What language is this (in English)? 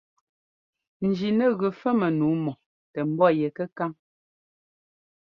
Ngomba